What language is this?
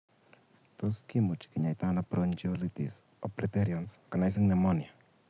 Kalenjin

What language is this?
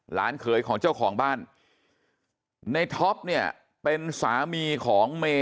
Thai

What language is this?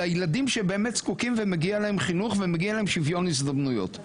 Hebrew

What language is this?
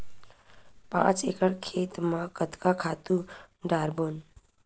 Chhattisgarhi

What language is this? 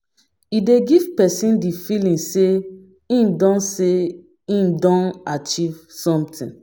Nigerian Pidgin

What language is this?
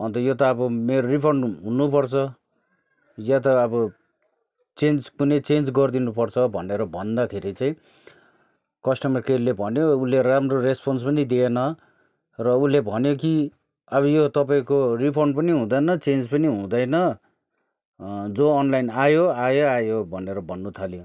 Nepali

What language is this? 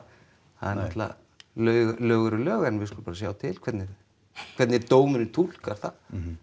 Icelandic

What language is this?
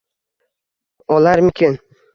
Uzbek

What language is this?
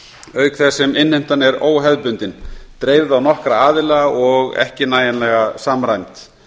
Icelandic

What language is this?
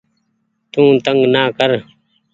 Goaria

